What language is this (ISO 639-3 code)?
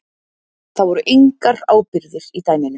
isl